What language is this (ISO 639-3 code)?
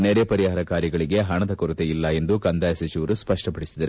kan